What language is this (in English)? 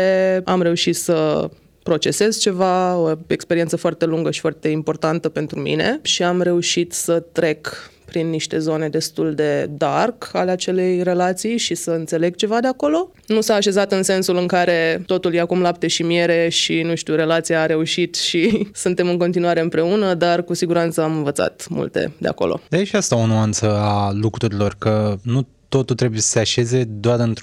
Romanian